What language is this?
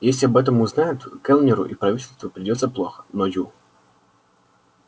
Russian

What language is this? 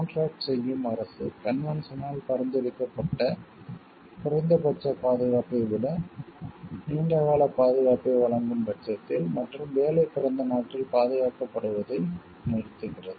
Tamil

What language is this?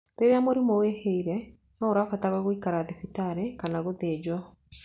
Kikuyu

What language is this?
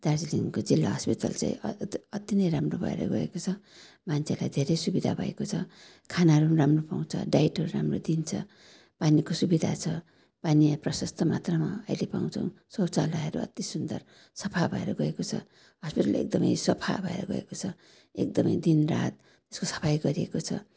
Nepali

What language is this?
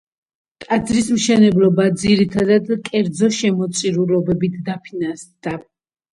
Georgian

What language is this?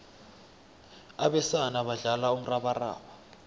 South Ndebele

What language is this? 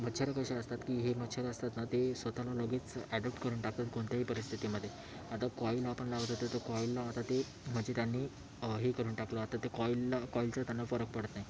Marathi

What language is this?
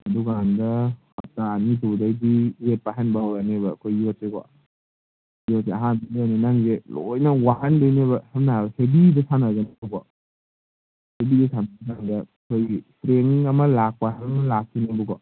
Manipuri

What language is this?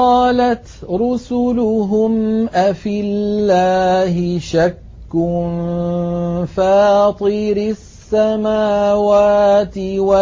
Arabic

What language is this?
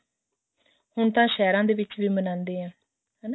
Punjabi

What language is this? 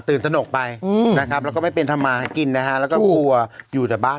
Thai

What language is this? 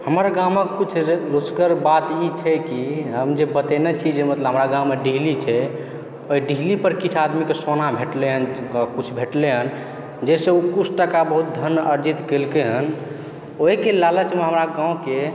Maithili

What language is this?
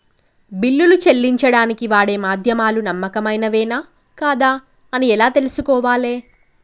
Telugu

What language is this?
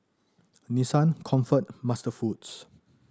English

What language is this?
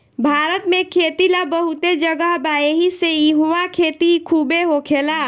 Bhojpuri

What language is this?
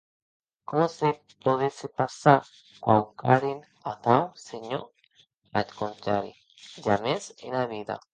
Occitan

